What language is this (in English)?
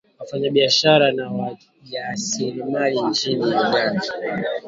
Swahili